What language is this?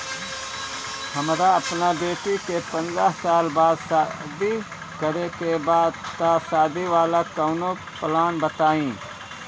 Bhojpuri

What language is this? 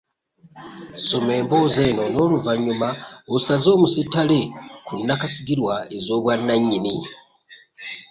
Ganda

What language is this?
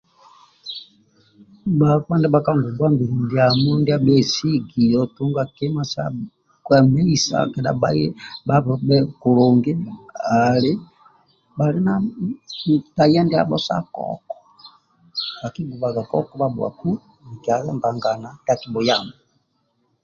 Amba (Uganda)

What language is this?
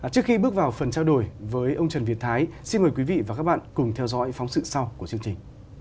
Vietnamese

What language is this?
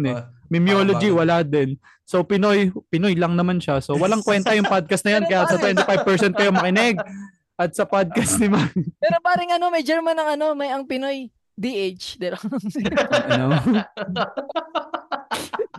Filipino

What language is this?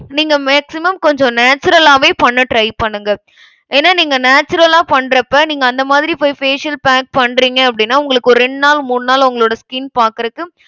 Tamil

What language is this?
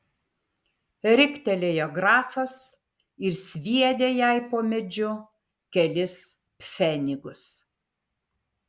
Lithuanian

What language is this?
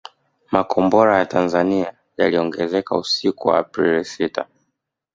Swahili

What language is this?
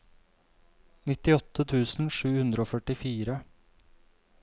Norwegian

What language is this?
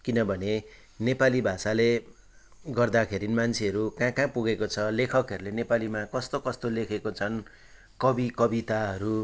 Nepali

